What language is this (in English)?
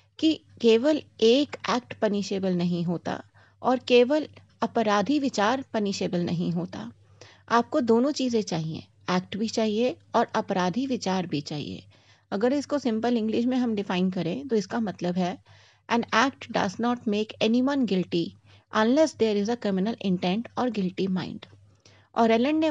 Hindi